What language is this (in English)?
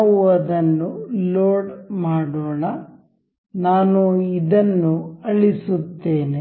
Kannada